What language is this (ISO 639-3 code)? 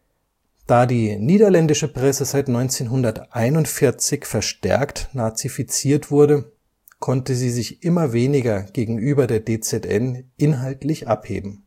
deu